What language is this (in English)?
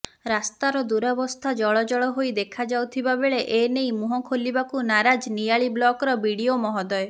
Odia